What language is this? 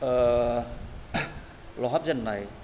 Bodo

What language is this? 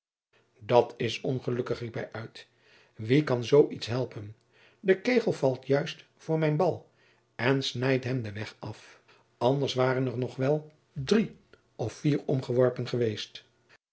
Dutch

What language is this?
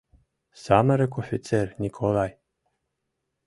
Mari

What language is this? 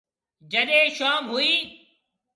Marwari (Pakistan)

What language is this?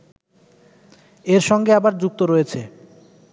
Bangla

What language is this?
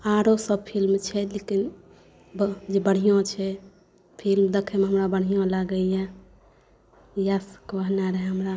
Maithili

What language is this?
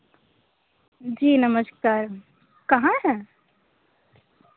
Hindi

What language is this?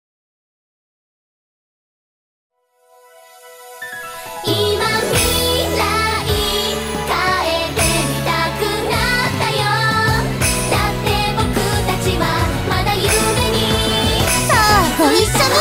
Korean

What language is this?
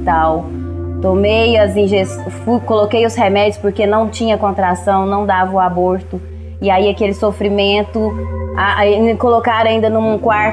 Portuguese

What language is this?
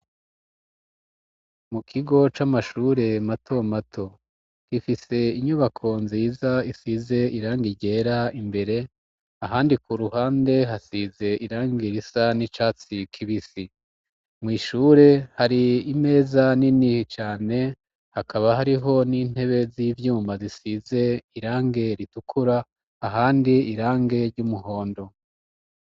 Rundi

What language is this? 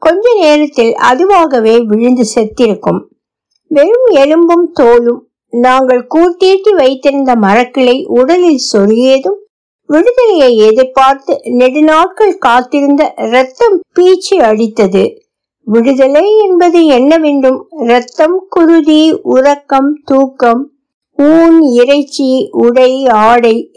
Tamil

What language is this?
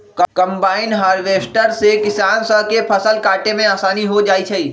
Magahi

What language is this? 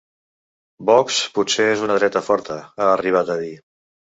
Catalan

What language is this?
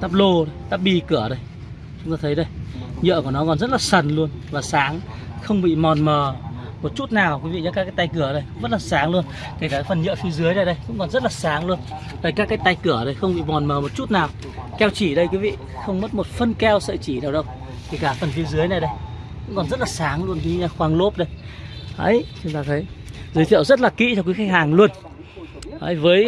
Vietnamese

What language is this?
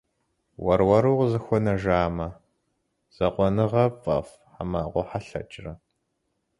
Kabardian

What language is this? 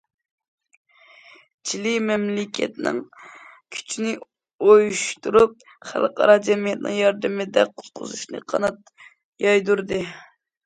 Uyghur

